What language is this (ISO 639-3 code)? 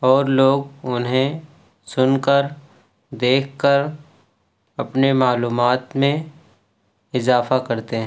urd